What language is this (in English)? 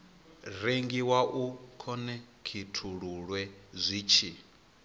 Venda